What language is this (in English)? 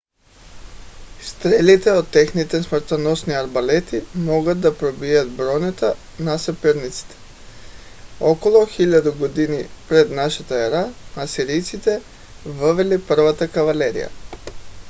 Bulgarian